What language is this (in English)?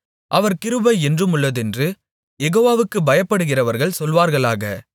Tamil